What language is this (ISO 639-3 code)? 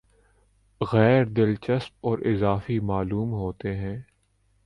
urd